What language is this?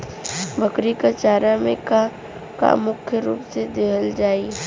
Bhojpuri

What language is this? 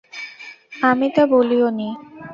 Bangla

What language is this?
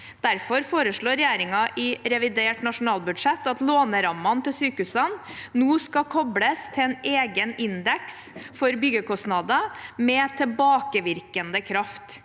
Norwegian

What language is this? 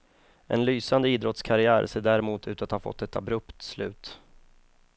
Swedish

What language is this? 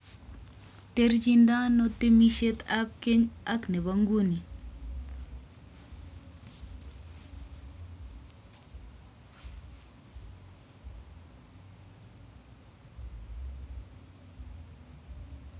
Kalenjin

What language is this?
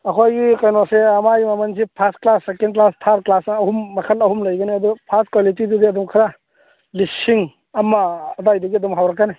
Manipuri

